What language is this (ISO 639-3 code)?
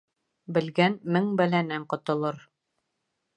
bak